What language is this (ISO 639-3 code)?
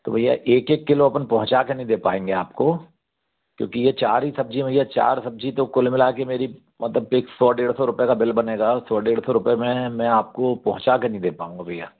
hin